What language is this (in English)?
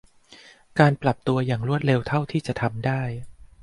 Thai